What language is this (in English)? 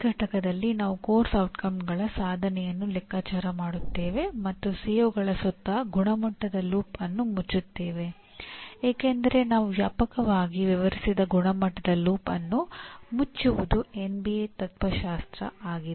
Kannada